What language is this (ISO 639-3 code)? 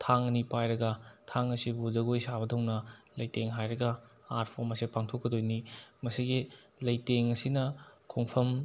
mni